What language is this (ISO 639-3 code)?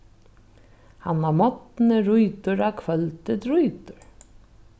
fao